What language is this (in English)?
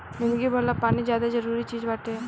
Bhojpuri